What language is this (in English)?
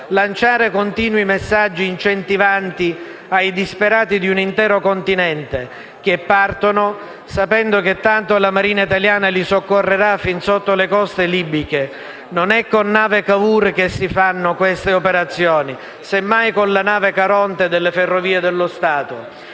Italian